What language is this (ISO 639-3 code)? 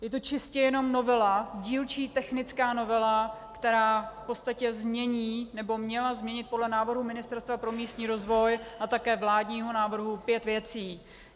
ces